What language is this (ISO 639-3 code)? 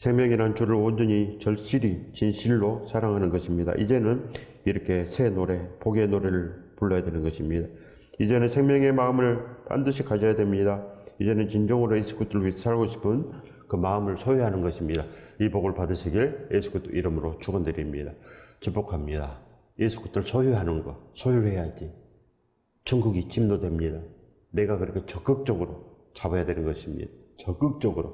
kor